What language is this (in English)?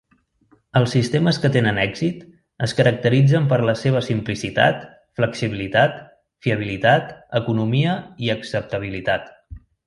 Catalan